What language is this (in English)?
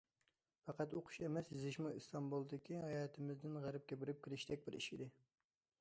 Uyghur